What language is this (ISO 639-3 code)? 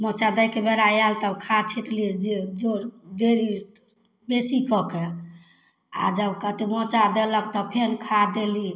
mai